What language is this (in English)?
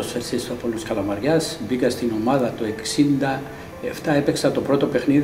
Greek